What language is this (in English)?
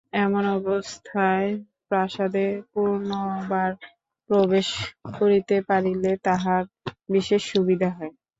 Bangla